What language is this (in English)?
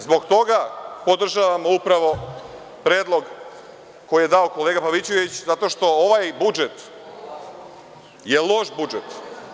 Serbian